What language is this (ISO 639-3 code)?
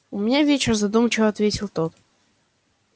rus